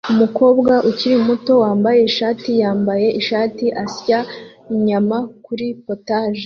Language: Kinyarwanda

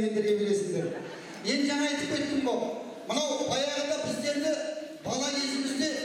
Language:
Turkish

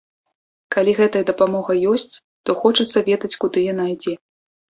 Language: Belarusian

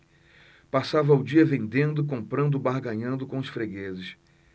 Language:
Portuguese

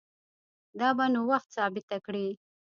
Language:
Pashto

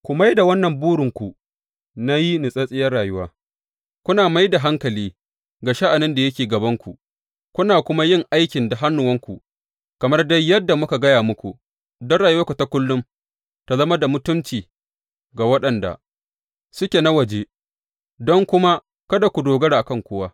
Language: Hausa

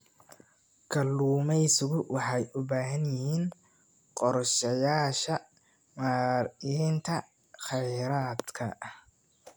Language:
Somali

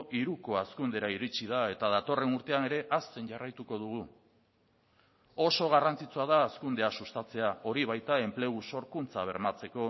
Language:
Basque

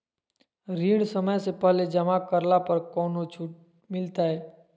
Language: Magahi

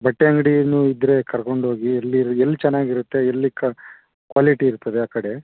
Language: Kannada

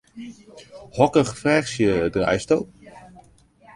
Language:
Western Frisian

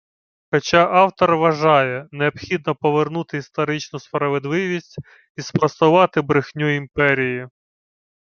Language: Ukrainian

